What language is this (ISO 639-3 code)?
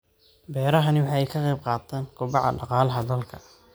som